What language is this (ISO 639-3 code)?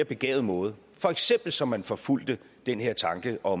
dan